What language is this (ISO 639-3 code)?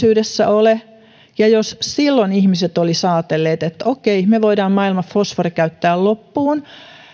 fin